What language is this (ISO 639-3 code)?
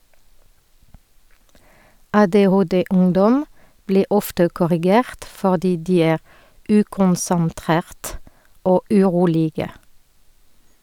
nor